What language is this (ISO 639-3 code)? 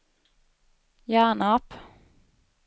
swe